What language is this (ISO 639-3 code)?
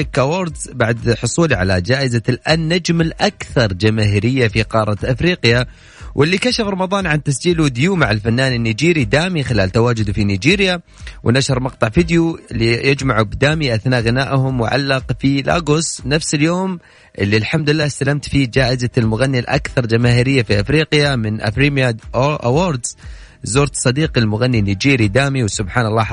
ara